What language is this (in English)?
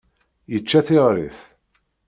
Kabyle